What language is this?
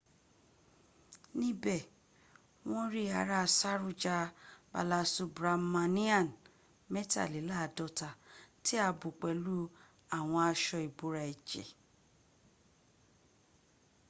Yoruba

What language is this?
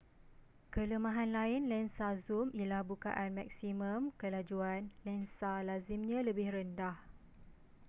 Malay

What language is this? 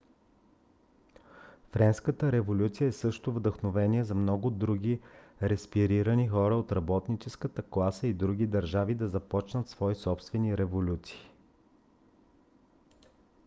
Bulgarian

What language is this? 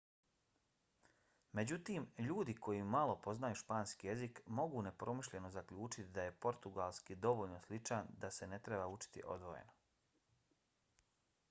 Bosnian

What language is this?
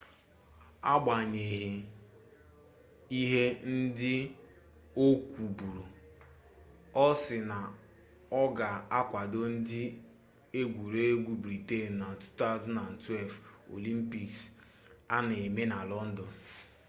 Igbo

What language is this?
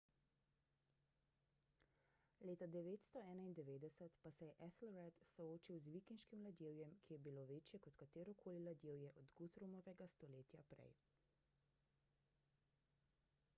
Slovenian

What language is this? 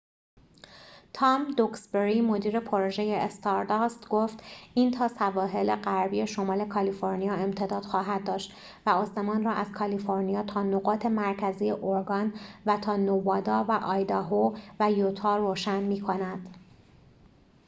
Persian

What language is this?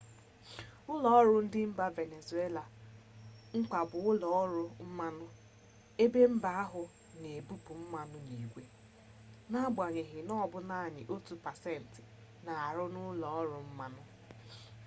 Igbo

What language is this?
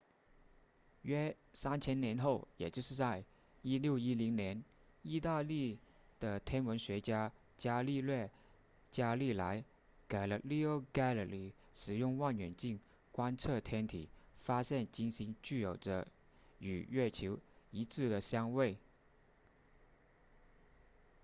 Chinese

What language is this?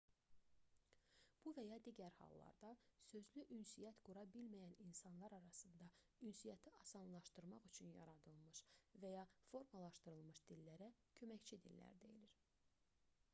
Azerbaijani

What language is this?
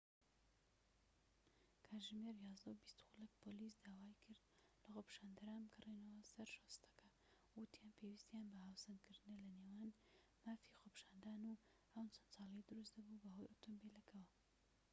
Central Kurdish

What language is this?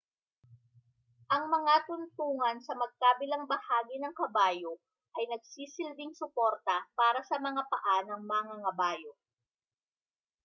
Filipino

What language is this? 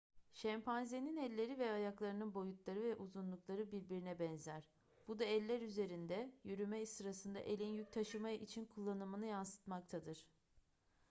Turkish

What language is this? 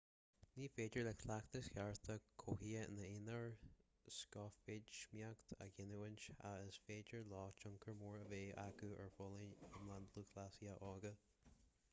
Irish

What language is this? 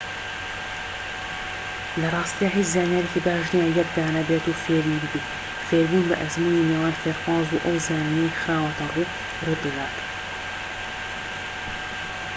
Central Kurdish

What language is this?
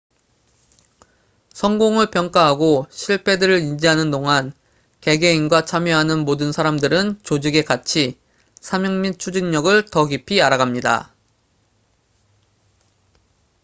Korean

